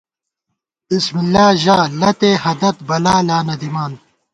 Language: Gawar-Bati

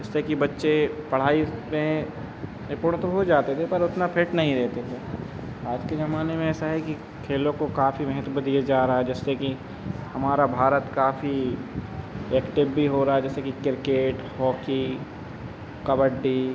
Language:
Hindi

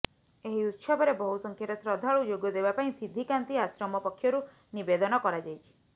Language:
Odia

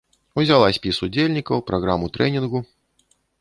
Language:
Belarusian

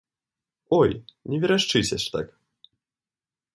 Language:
Belarusian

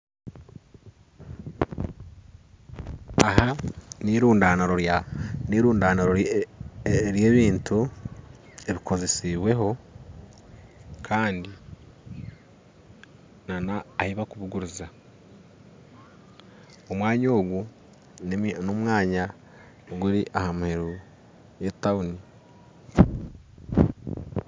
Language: Nyankole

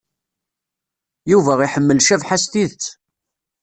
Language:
Kabyle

